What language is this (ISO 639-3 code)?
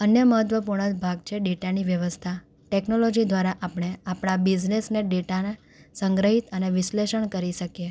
guj